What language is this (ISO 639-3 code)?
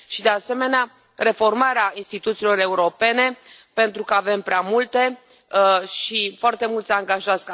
ron